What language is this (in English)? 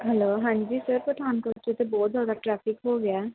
Punjabi